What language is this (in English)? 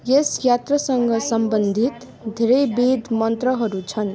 Nepali